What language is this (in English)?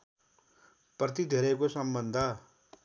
Nepali